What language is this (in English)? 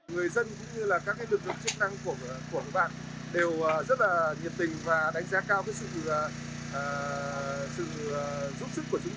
Vietnamese